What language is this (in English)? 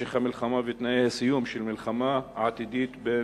Hebrew